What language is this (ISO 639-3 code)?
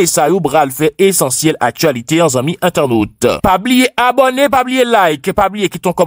fra